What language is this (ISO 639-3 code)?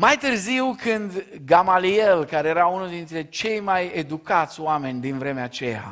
ron